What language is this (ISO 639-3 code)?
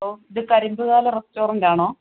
mal